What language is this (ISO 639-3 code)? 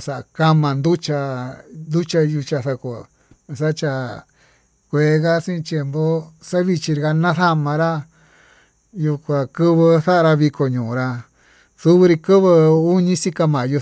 mtu